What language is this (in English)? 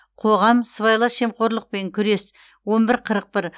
Kazakh